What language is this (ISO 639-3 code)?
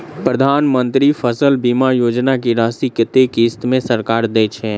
mai